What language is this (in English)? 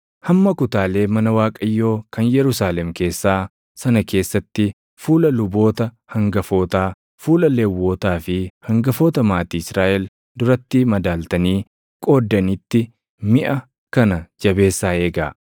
Oromo